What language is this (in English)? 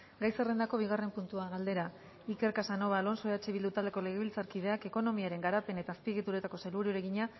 Basque